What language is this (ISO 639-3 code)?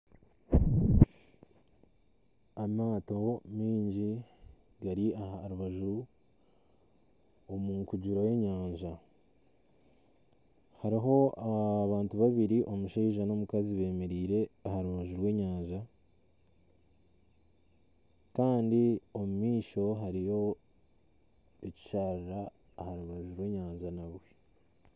nyn